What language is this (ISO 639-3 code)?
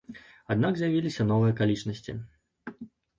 bel